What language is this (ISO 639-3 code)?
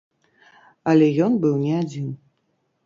bel